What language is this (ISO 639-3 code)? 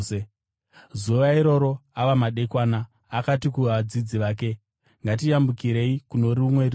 sna